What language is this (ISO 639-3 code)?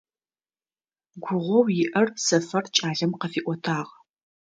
ady